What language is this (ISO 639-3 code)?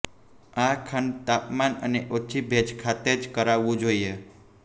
guj